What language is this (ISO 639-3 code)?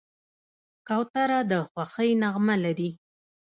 pus